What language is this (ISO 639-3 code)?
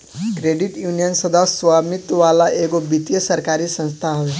bho